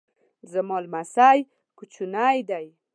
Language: Pashto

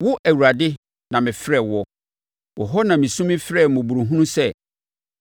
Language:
Akan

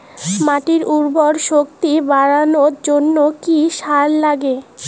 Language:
Bangla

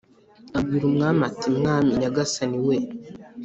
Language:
Kinyarwanda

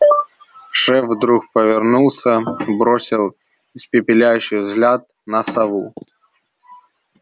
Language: Russian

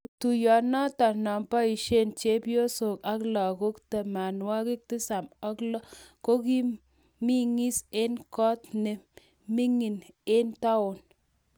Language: Kalenjin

